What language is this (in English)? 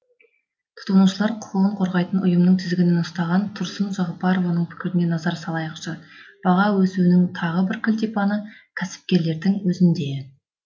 Kazakh